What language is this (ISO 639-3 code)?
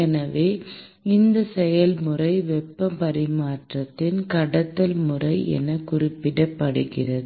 tam